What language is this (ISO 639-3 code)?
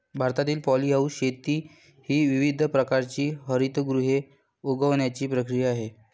mar